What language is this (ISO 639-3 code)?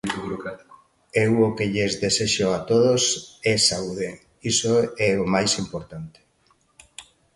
glg